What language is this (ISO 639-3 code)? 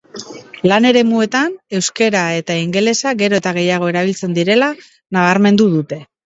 eus